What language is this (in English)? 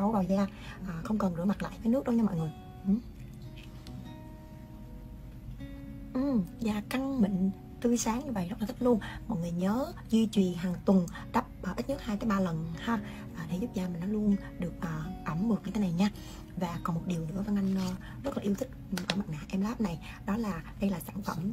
Vietnamese